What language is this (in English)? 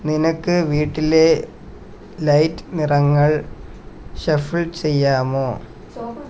Malayalam